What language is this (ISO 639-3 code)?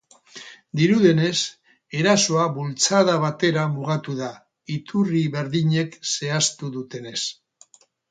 eus